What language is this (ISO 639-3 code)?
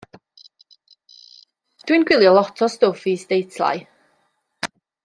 cym